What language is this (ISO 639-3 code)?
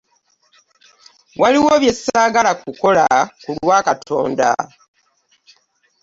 lug